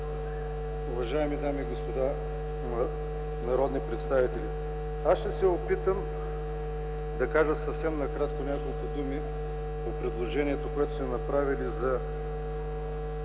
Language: Bulgarian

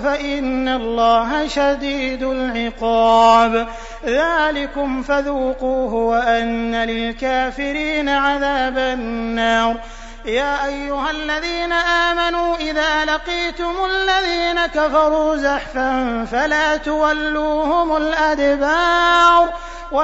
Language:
Arabic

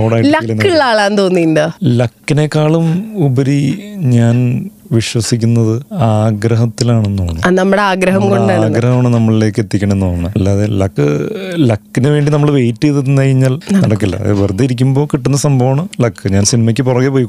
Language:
Malayalam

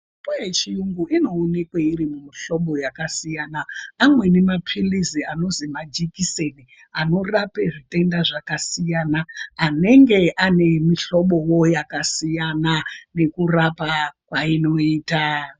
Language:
Ndau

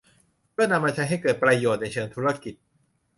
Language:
Thai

